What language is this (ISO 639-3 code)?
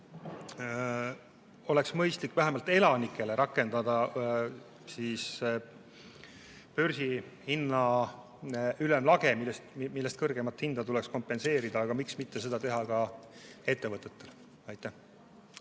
est